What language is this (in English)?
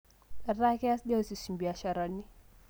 Masai